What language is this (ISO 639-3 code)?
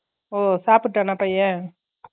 tam